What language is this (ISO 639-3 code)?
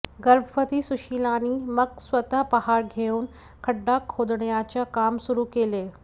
mar